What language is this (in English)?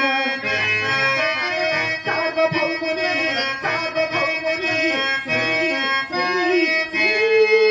Arabic